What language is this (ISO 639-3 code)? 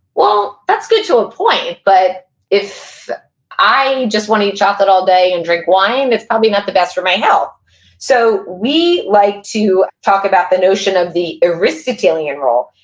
eng